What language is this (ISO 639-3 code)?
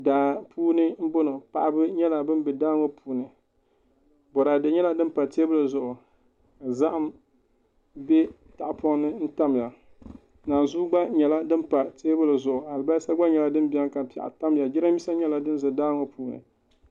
dag